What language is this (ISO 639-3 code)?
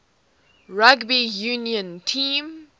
eng